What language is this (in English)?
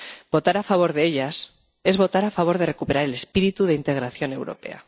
Spanish